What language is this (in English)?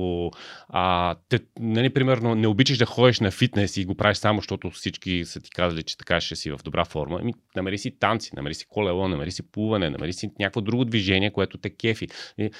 Bulgarian